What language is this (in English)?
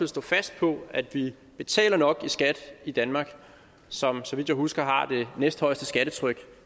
Danish